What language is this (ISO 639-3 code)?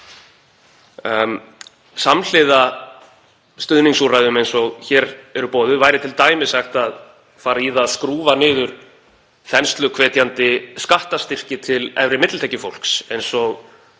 isl